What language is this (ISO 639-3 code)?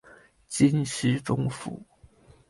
zho